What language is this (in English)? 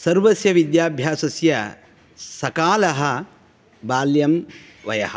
Sanskrit